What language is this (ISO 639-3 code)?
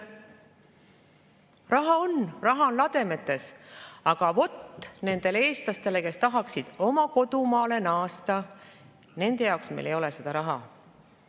est